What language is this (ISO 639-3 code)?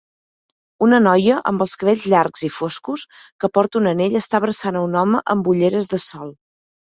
cat